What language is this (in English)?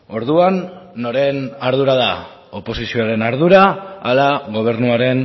Basque